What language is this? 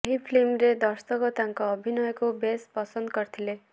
Odia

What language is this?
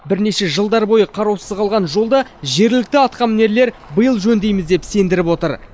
Kazakh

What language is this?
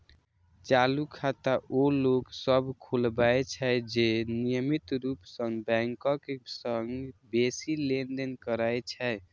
Maithili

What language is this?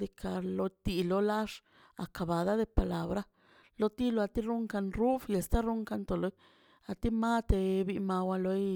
Mazaltepec Zapotec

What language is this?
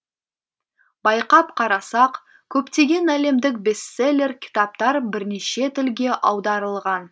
Kazakh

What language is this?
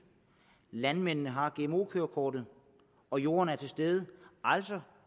Danish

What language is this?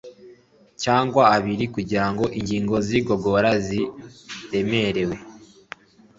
Kinyarwanda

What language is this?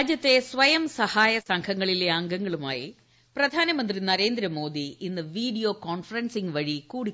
Malayalam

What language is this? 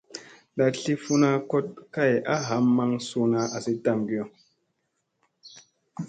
Musey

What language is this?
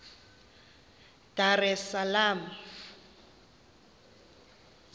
Xhosa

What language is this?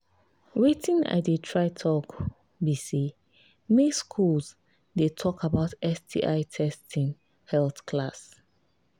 Nigerian Pidgin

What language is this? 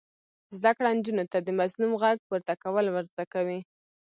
Pashto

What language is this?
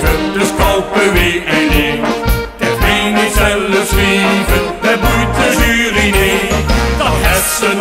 Romanian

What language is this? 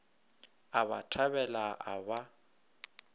Northern Sotho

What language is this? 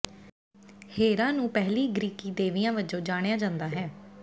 Punjabi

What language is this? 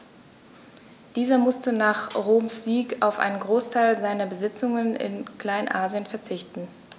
German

